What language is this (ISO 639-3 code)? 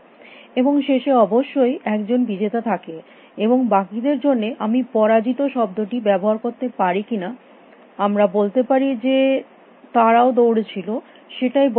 ben